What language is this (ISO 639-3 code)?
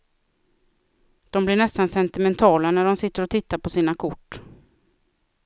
swe